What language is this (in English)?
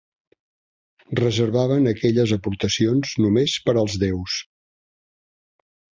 Catalan